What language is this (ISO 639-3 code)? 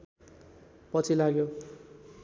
nep